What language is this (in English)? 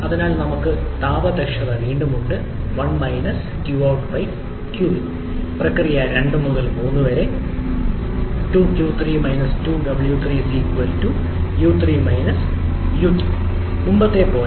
Malayalam